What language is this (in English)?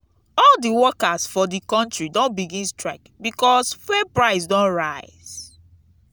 Nigerian Pidgin